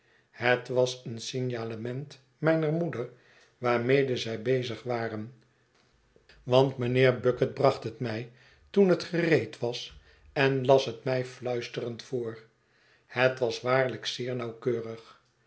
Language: Dutch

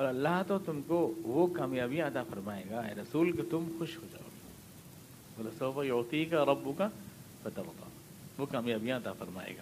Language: Urdu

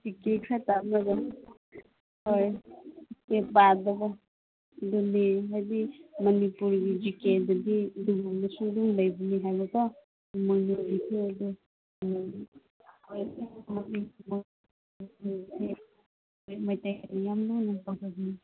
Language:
Manipuri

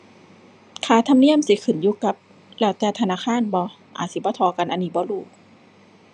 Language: Thai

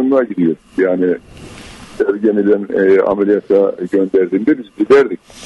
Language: Turkish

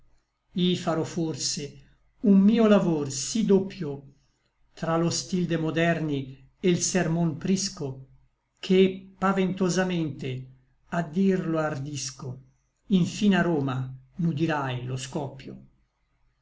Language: Italian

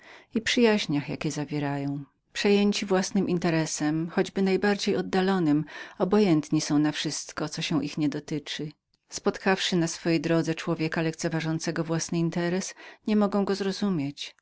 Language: Polish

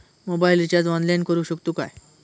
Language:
Marathi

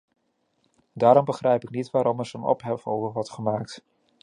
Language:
Dutch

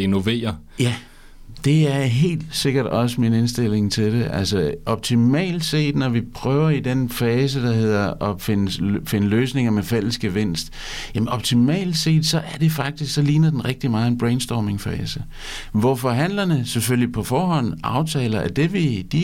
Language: Danish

